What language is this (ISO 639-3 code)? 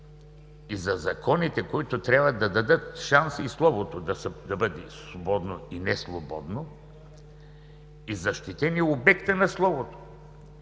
bul